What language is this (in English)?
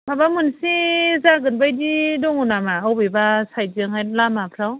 Bodo